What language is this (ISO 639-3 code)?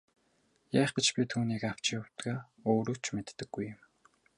mon